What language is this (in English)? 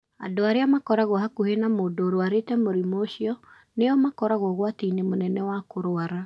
Kikuyu